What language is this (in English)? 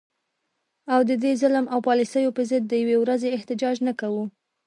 Pashto